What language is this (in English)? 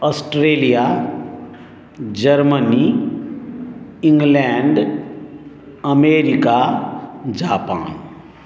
Maithili